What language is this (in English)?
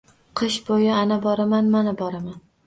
Uzbek